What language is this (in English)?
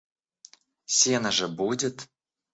Russian